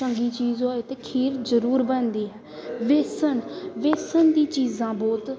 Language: Punjabi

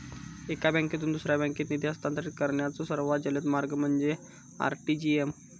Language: Marathi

